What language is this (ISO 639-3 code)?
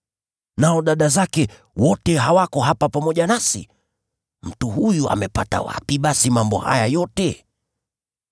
swa